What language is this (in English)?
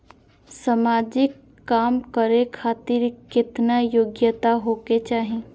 Maithili